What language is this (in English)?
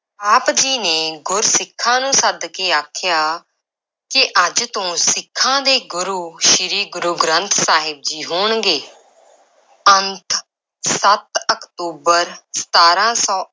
Punjabi